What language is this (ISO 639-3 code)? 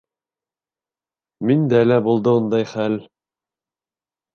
bak